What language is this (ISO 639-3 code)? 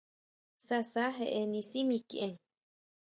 mau